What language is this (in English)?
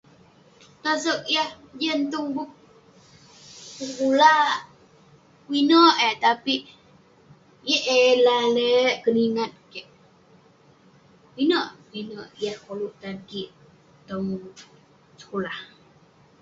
Western Penan